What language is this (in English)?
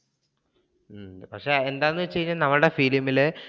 Malayalam